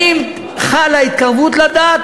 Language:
Hebrew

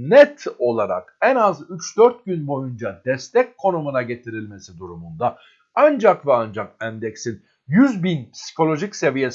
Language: Turkish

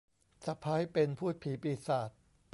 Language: Thai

